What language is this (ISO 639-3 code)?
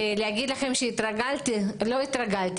heb